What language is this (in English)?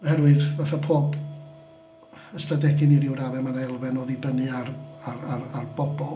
Welsh